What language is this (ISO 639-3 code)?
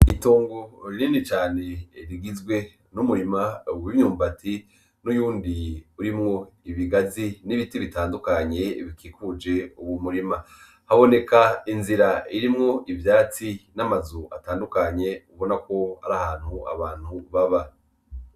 run